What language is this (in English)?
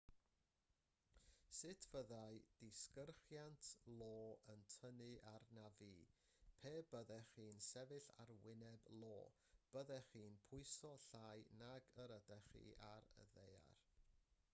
Welsh